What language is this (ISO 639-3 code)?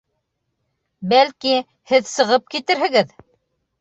bak